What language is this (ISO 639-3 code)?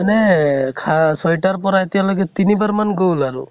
asm